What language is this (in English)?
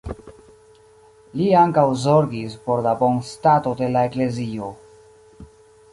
Esperanto